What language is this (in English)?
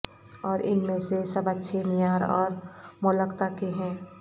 Urdu